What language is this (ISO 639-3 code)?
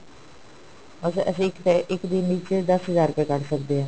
pan